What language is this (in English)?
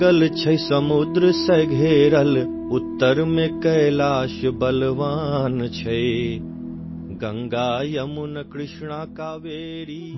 Assamese